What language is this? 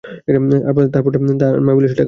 Bangla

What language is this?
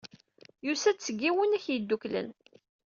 Kabyle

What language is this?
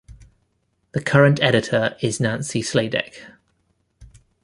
English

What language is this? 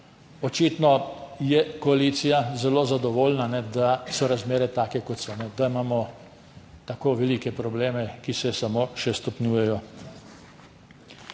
Slovenian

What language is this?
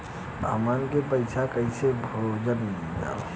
Bhojpuri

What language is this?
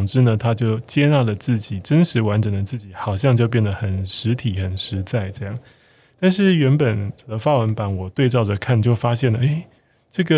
Chinese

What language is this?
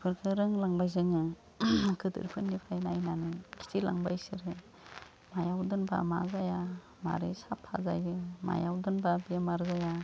Bodo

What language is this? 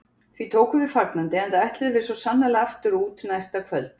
Icelandic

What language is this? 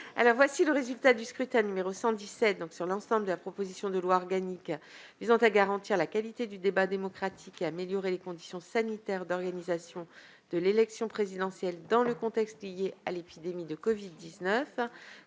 French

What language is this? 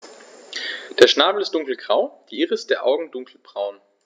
German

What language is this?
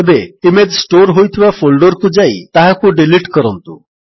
Odia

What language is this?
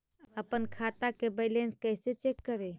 Magahi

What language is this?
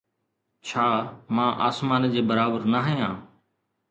Sindhi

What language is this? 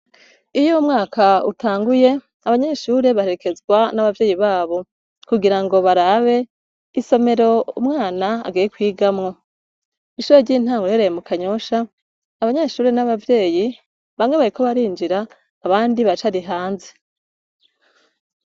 Rundi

